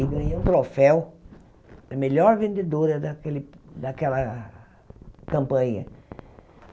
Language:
Portuguese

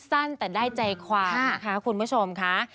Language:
Thai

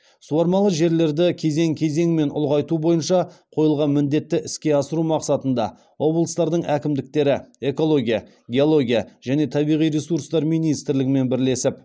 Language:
Kazakh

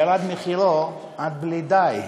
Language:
Hebrew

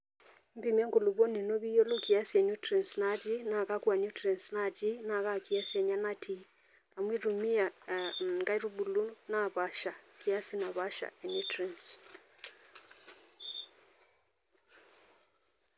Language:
Masai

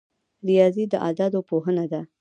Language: Pashto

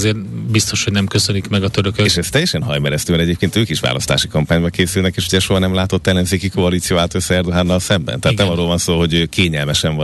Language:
Hungarian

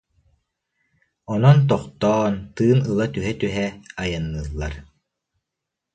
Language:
Yakut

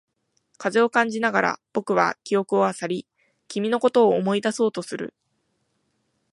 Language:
Japanese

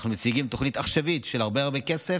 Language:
Hebrew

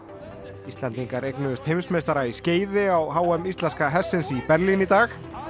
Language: Icelandic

